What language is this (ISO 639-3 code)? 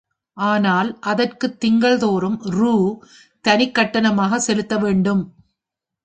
tam